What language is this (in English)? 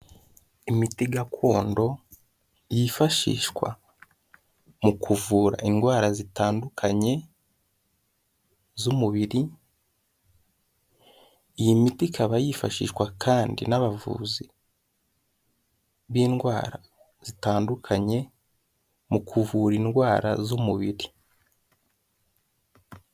Kinyarwanda